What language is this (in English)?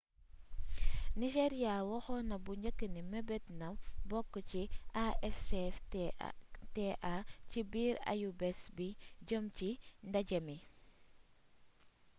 Wolof